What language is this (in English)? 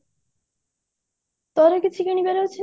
Odia